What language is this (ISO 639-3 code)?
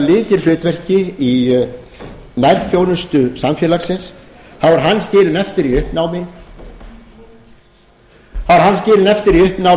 isl